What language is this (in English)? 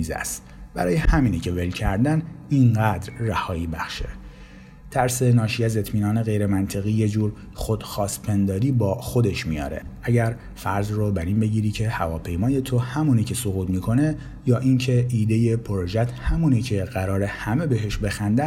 Persian